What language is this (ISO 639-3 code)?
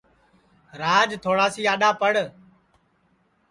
ssi